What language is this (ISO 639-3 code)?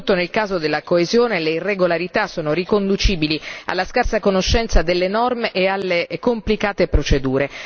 ita